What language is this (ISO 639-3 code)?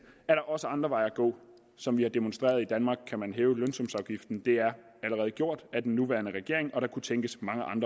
dan